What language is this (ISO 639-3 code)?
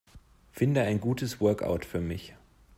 deu